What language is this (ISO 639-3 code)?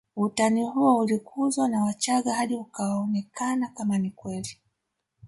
swa